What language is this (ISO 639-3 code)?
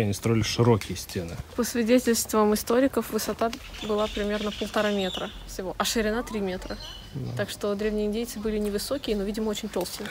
rus